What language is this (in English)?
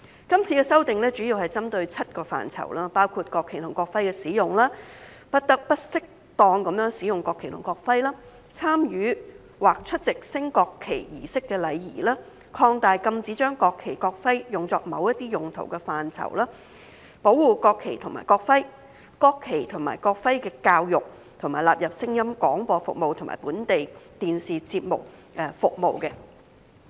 Cantonese